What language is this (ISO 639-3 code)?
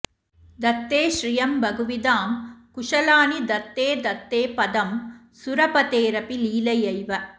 san